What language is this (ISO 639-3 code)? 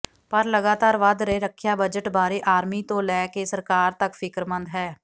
pan